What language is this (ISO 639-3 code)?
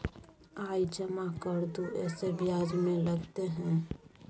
mai